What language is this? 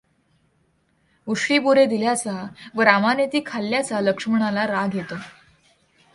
Marathi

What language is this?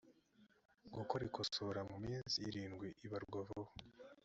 Kinyarwanda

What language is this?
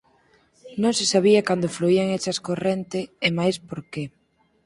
Galician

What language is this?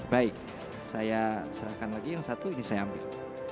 Indonesian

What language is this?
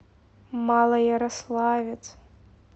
Russian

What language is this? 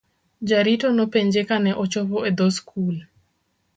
Luo (Kenya and Tanzania)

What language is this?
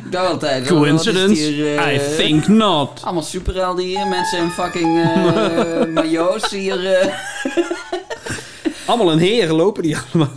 Dutch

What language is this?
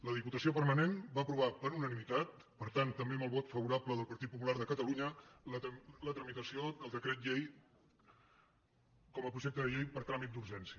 Catalan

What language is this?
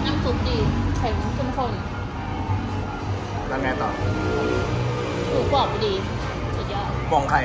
Thai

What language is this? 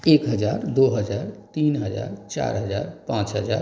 Hindi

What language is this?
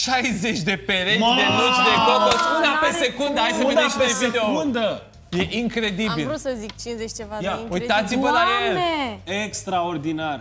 Romanian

